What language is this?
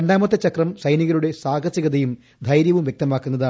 Malayalam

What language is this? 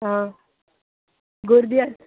Konkani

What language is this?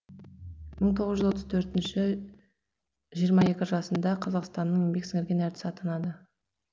Kazakh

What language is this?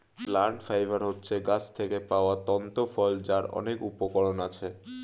Bangla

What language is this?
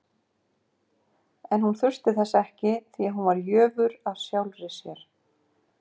Icelandic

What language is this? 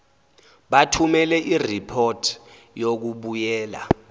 Zulu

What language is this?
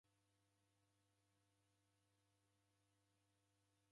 Taita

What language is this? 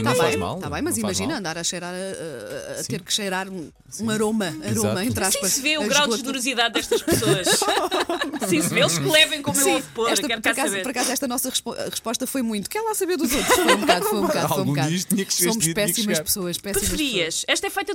Portuguese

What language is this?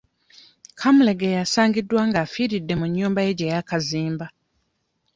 Ganda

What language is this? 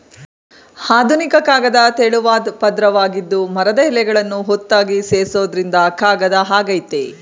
Kannada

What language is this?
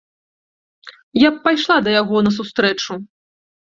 Belarusian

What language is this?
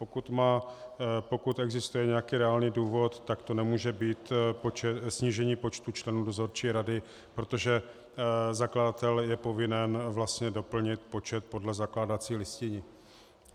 Czech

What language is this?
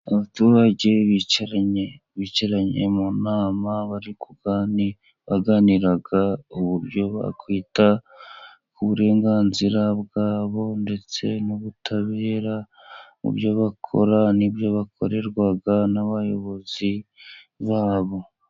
Kinyarwanda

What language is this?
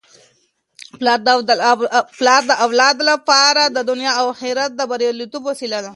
Pashto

